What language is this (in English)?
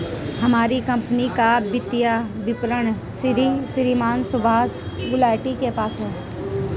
Hindi